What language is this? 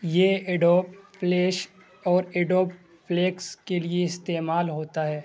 Urdu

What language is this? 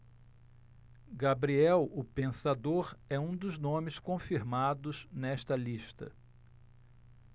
Portuguese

